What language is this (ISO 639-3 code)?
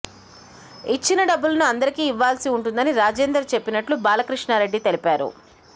tel